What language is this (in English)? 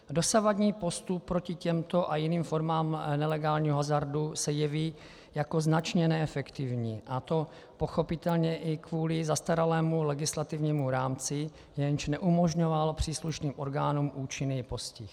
Czech